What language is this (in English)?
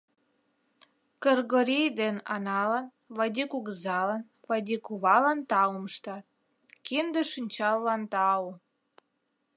Mari